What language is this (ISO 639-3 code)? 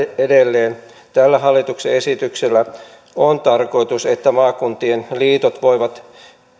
fin